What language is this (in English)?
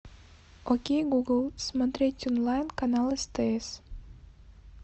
Russian